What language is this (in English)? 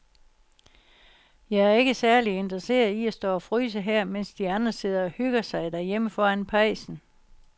Danish